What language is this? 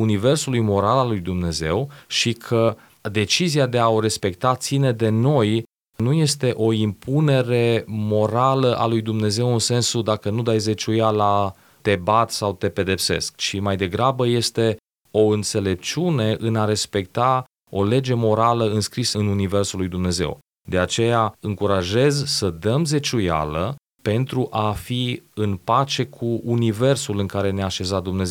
Romanian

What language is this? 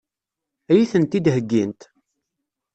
Kabyle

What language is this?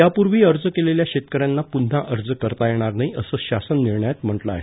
Marathi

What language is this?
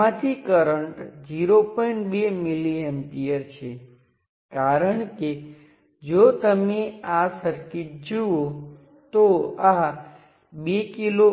Gujarati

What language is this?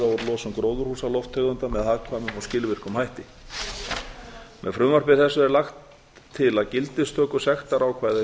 Icelandic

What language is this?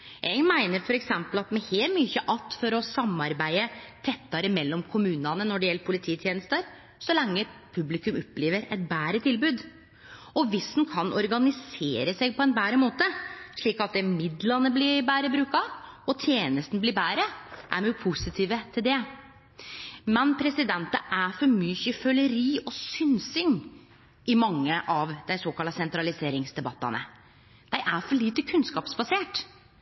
Norwegian Nynorsk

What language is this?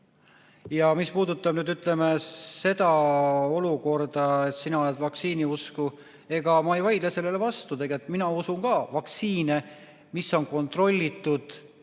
Estonian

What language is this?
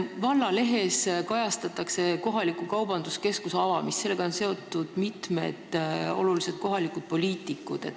Estonian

